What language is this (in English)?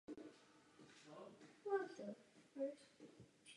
Czech